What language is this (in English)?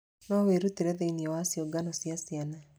Kikuyu